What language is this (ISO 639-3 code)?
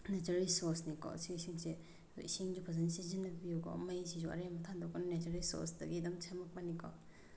mni